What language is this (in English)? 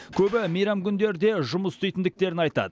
Kazakh